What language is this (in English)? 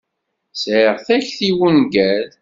Kabyle